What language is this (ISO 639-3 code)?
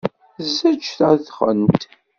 kab